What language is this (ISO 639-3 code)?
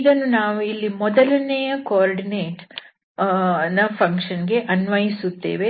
kan